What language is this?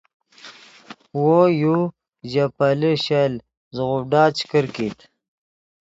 Yidgha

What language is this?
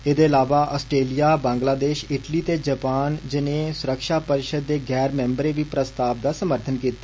Dogri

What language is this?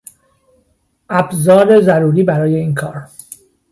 Persian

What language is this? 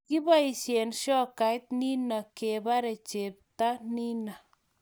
Kalenjin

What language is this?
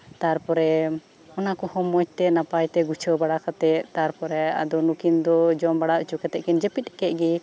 Santali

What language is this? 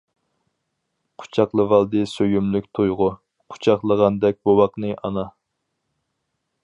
Uyghur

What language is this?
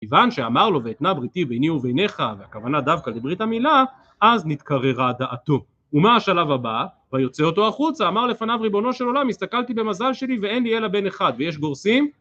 Hebrew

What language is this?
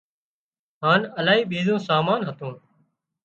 Wadiyara Koli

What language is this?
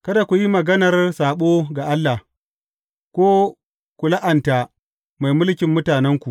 Hausa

